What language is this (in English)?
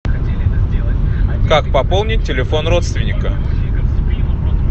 Russian